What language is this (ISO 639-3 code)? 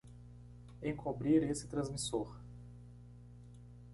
por